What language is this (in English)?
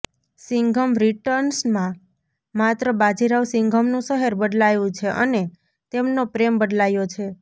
Gujarati